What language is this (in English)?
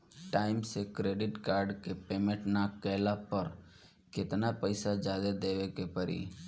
Bhojpuri